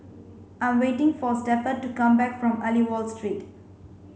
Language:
English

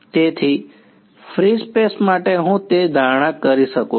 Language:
Gujarati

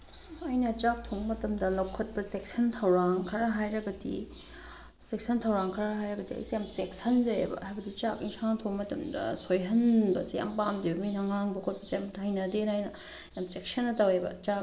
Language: Manipuri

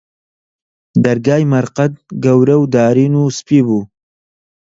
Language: Central Kurdish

